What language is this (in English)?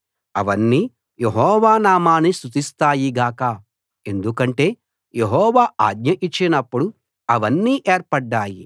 Telugu